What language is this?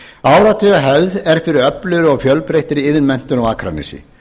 Icelandic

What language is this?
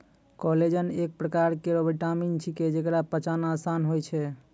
Maithili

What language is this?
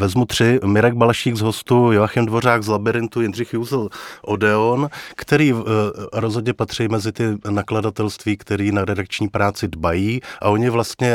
Czech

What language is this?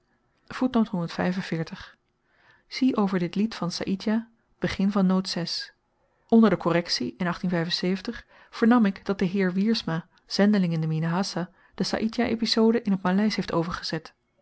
Dutch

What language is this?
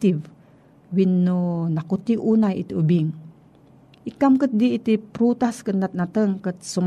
Filipino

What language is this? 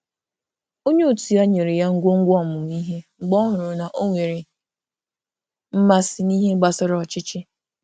Igbo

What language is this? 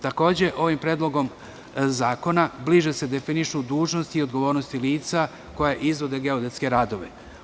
Serbian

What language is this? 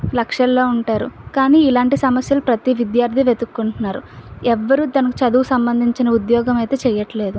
Telugu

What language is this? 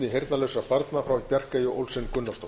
Icelandic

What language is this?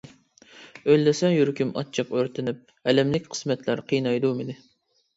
Uyghur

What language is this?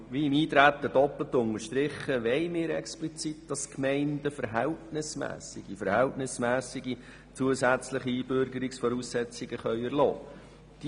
Swiss German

